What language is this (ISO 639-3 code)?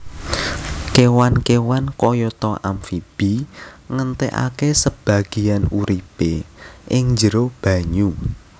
jav